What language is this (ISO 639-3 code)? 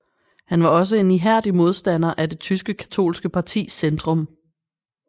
dan